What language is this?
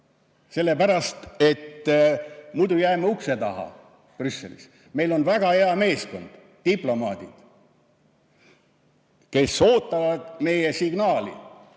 Estonian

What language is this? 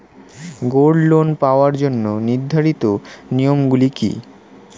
Bangla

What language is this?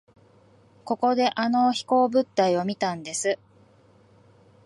Japanese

